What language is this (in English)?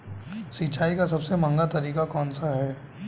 Hindi